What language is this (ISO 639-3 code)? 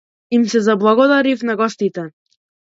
mkd